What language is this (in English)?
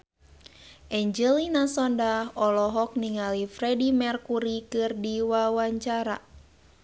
Sundanese